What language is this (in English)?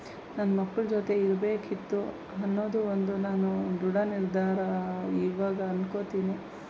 Kannada